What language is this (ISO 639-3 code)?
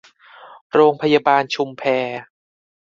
tha